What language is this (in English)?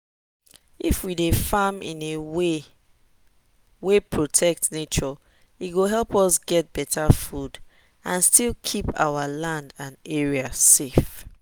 Nigerian Pidgin